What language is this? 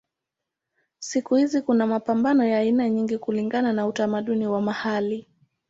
Swahili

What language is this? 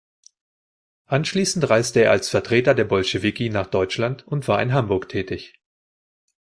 German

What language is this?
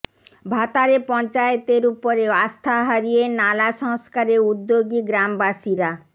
Bangla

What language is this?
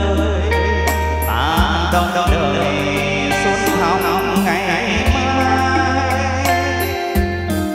Thai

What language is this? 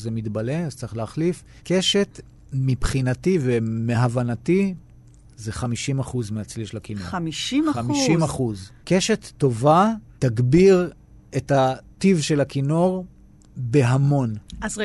Hebrew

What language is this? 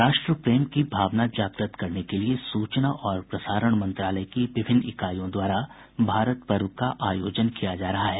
Hindi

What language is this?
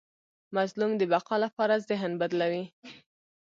Pashto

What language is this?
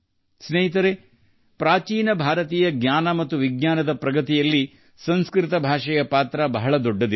Kannada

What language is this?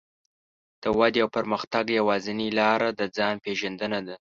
Pashto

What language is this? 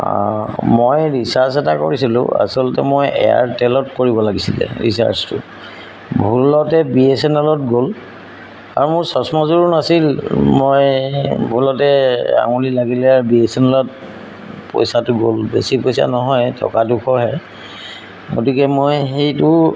Assamese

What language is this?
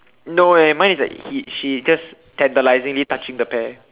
English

